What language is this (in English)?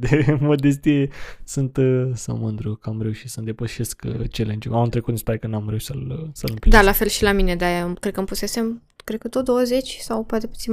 Romanian